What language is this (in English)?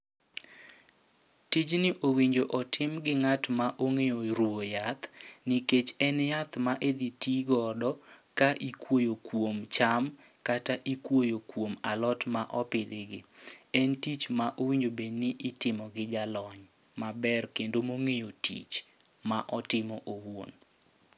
Luo (Kenya and Tanzania)